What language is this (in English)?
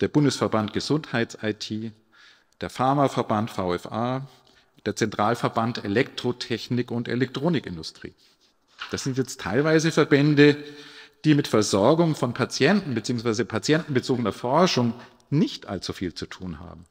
German